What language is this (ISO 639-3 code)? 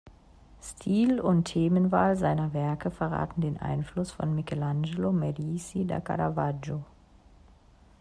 deu